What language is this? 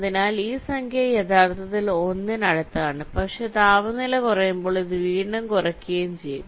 Malayalam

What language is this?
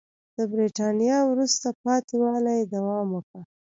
Pashto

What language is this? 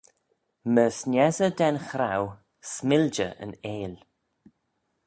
Manx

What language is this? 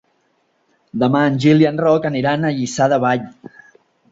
Catalan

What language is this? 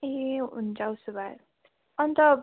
Nepali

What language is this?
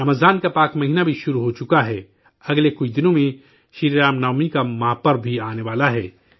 Urdu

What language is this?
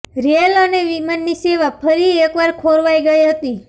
Gujarati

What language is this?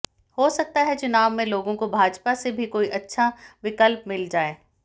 Hindi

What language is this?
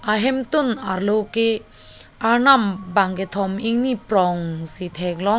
Karbi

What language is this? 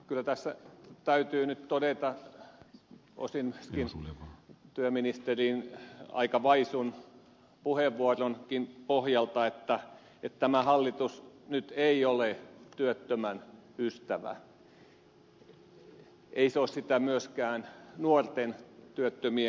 Finnish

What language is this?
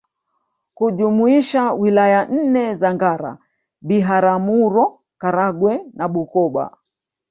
Swahili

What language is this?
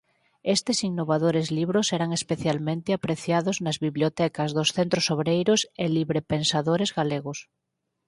Galician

